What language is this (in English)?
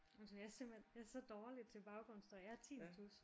Danish